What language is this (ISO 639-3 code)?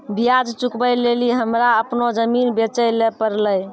mai